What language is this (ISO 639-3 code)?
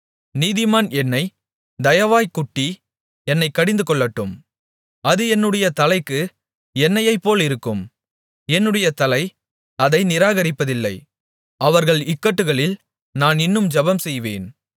tam